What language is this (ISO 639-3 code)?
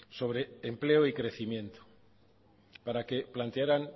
spa